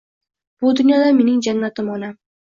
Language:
Uzbek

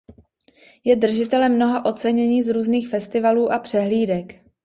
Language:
Czech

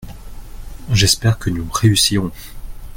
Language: French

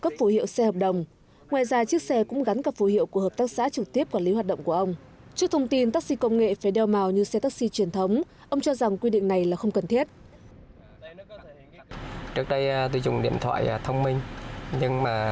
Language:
Vietnamese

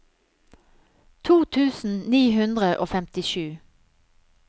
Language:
Norwegian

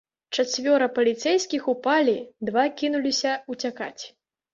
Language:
Belarusian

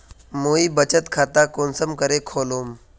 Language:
Magahi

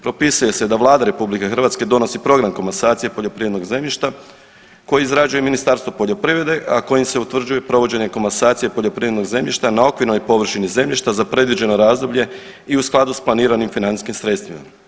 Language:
Croatian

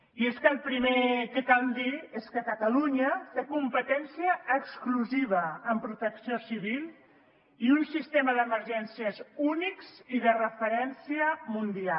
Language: Catalan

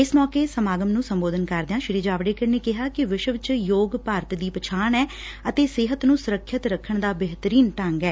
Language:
Punjabi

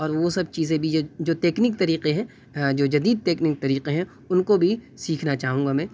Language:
Urdu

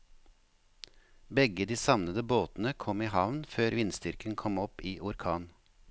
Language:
Norwegian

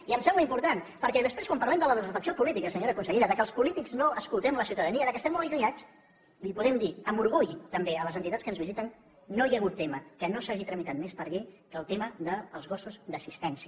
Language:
Catalan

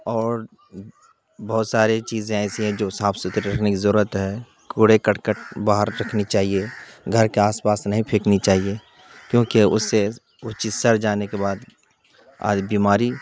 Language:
Urdu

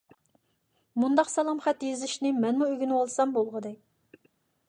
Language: Uyghur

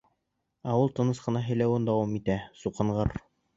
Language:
Bashkir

